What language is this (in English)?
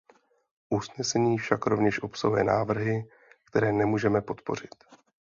Czech